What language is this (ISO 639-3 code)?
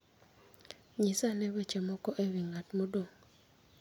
luo